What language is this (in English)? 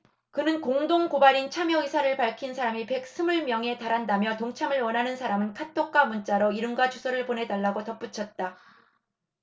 Korean